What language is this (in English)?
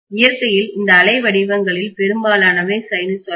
Tamil